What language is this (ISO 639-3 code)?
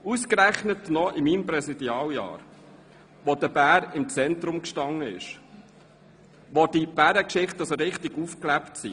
gsw